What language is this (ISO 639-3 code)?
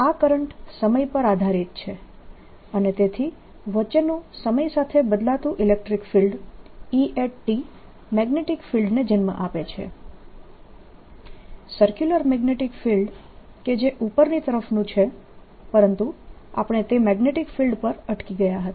guj